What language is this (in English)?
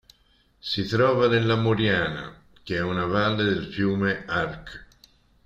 Italian